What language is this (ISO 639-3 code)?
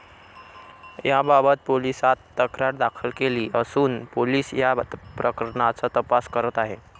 mar